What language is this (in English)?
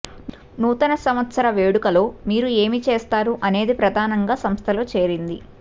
Telugu